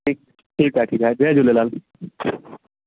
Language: Sindhi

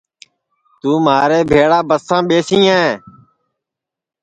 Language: Sansi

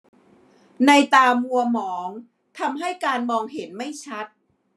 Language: Thai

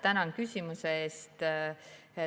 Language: Estonian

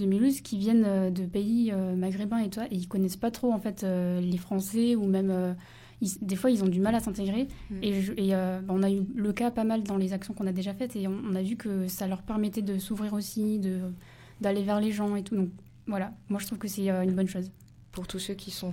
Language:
French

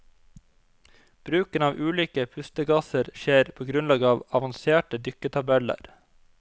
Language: Norwegian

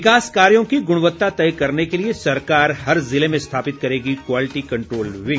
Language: Hindi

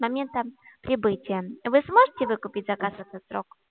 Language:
Russian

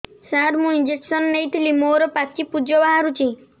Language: Odia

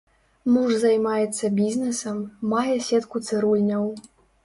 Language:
Belarusian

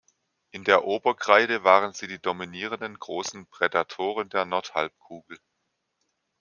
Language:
German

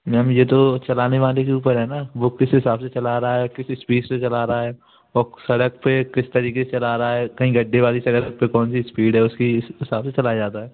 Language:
Hindi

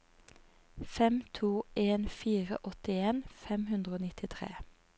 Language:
Norwegian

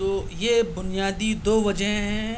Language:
Urdu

